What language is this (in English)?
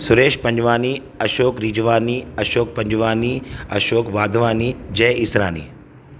Sindhi